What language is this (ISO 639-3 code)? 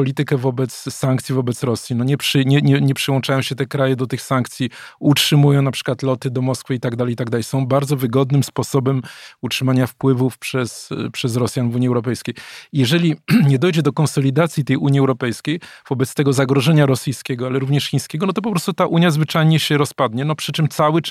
pol